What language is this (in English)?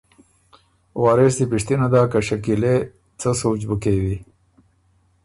Ormuri